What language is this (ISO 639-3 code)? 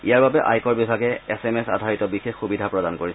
asm